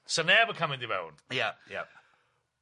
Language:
Welsh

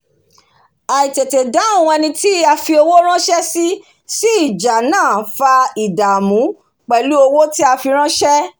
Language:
Yoruba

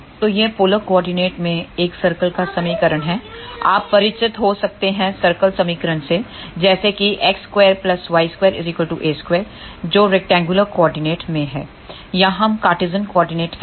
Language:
Hindi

